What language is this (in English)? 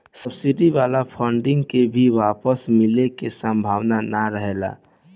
Bhojpuri